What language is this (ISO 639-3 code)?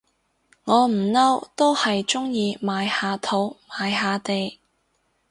yue